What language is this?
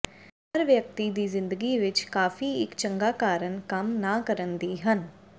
Punjabi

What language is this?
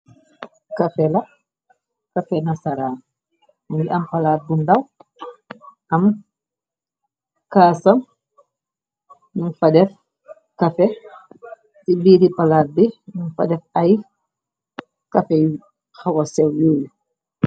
Wolof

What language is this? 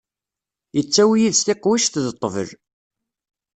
Kabyle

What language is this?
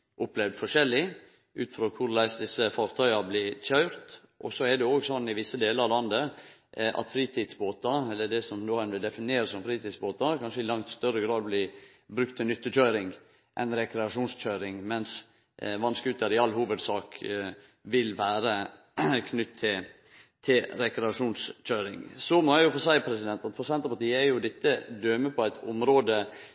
Norwegian Nynorsk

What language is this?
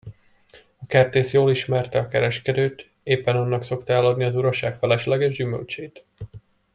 Hungarian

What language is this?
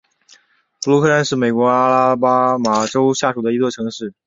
Chinese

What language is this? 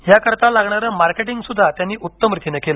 Marathi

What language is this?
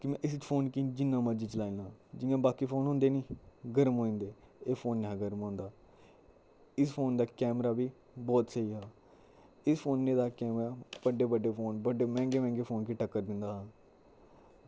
Dogri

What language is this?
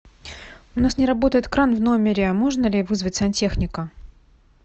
Russian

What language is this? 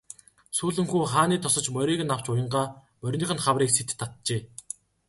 Mongolian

